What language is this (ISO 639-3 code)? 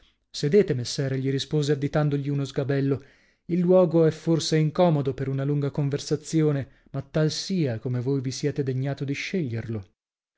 ita